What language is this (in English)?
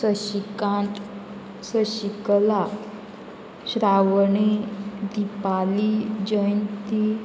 Konkani